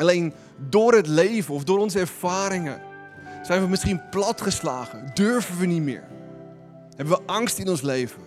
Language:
Dutch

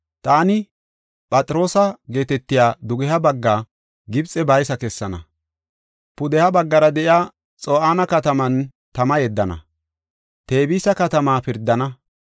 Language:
Gofa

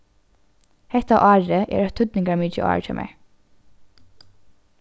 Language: Faroese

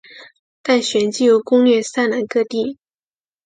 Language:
Chinese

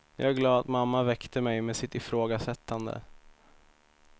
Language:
Swedish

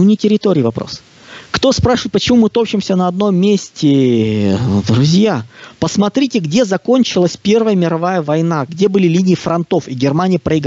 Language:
Russian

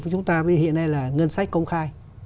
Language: Vietnamese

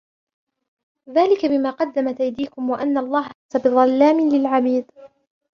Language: Arabic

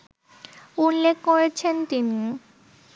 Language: Bangla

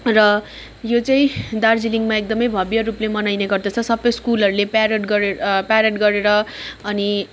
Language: Nepali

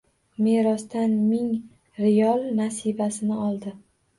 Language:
Uzbek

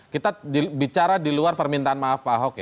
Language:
Indonesian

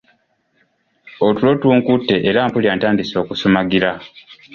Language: Ganda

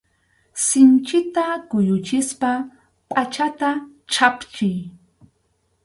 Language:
Arequipa-La Unión Quechua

